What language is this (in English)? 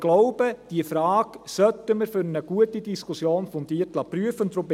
Swiss German